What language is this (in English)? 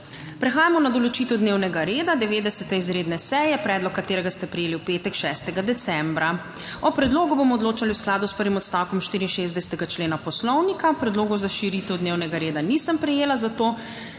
Slovenian